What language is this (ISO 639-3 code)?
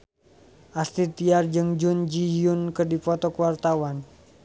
sun